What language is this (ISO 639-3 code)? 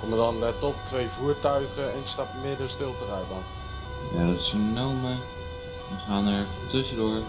nld